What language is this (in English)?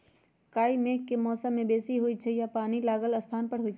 Magahi